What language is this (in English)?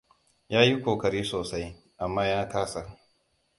Hausa